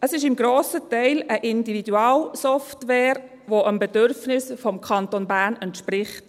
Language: Swiss German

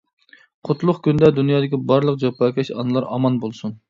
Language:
Uyghur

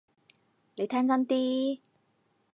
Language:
Cantonese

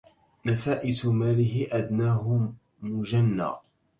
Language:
Arabic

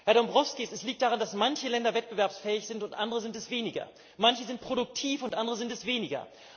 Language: German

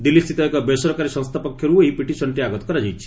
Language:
Odia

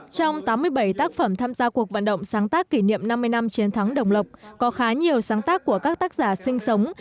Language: Vietnamese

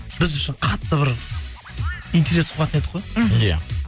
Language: Kazakh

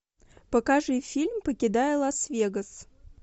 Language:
Russian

